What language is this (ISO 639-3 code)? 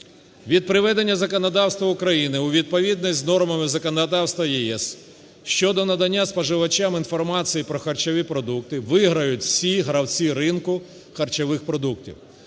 ukr